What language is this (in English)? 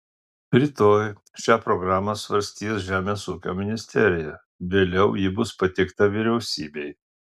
Lithuanian